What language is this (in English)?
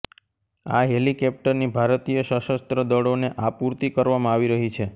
Gujarati